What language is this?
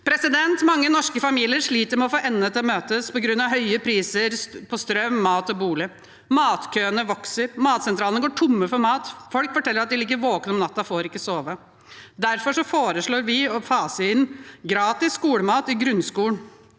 Norwegian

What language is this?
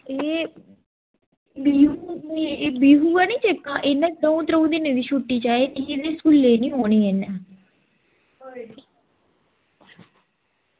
Dogri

